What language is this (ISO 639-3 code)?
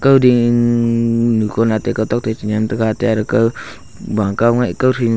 nnp